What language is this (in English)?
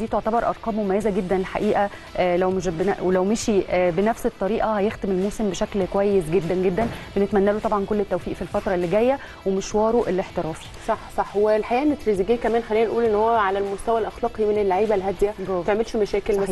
Arabic